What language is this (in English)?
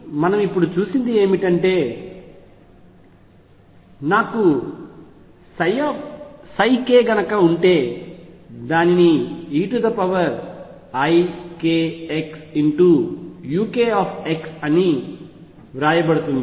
Telugu